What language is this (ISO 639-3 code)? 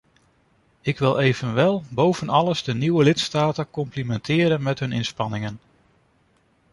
nld